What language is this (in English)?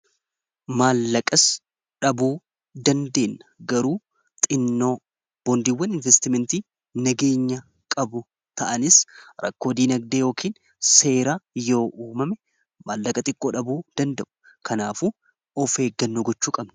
Oromo